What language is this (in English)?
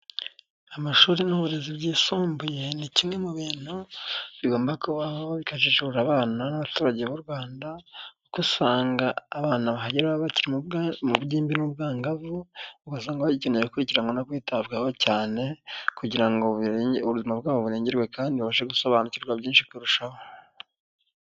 Kinyarwanda